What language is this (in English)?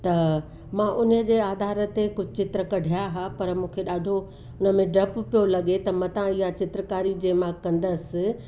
Sindhi